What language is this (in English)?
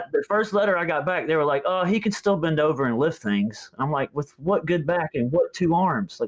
English